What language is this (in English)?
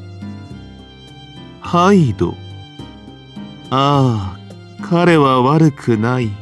Japanese